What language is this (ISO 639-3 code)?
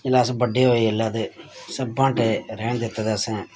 doi